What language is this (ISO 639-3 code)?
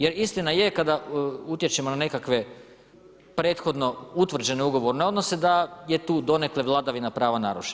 hrv